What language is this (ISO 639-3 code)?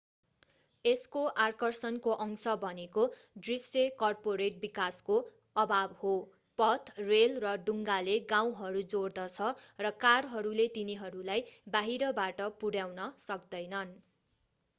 nep